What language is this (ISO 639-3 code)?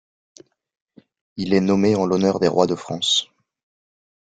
fra